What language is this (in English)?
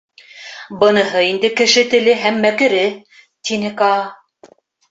Bashkir